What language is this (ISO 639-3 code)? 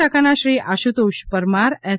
guj